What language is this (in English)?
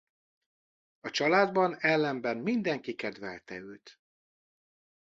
Hungarian